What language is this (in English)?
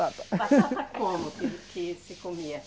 Portuguese